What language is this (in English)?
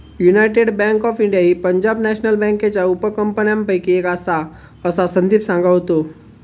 Marathi